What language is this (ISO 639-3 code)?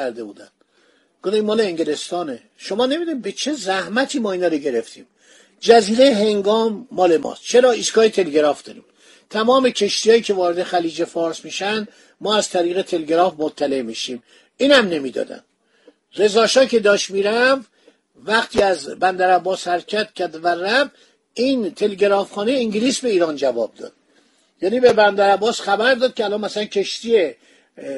fas